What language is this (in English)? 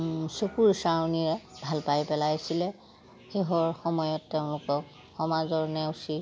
Assamese